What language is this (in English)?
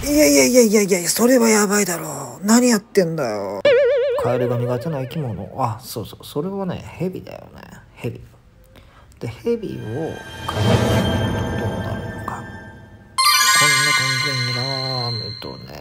Japanese